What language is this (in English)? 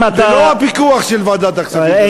Hebrew